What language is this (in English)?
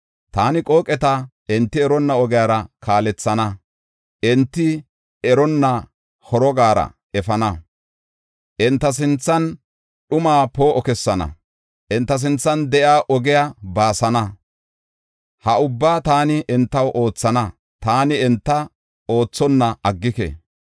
Gofa